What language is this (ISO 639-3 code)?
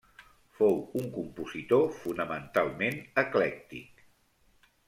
cat